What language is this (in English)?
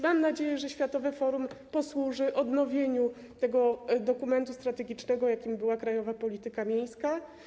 Polish